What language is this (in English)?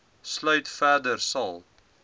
Afrikaans